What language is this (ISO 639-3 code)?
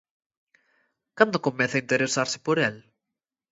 glg